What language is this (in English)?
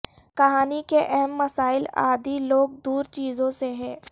Urdu